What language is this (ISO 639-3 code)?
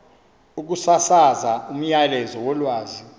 xho